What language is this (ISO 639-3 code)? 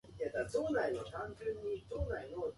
jpn